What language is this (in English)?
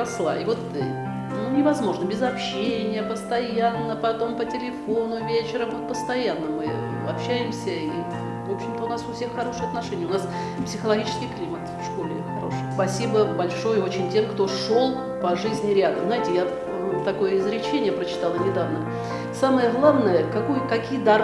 Russian